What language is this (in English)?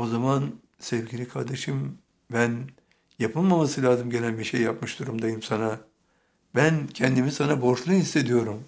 Turkish